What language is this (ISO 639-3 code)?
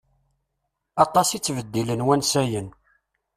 kab